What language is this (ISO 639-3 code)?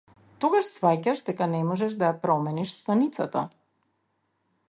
mkd